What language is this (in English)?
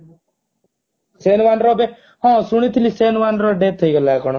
Odia